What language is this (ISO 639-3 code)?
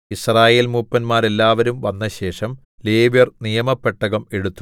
mal